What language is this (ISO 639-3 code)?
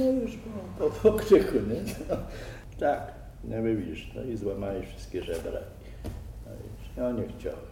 pol